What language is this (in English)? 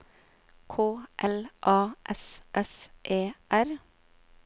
Norwegian